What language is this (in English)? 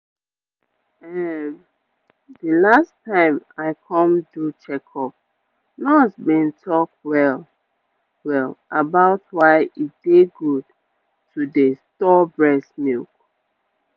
Nigerian Pidgin